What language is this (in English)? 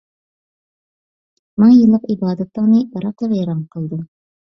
Uyghur